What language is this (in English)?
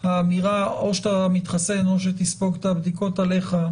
Hebrew